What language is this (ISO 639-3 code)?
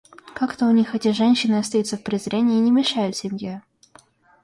rus